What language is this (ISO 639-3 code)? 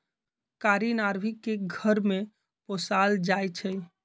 mag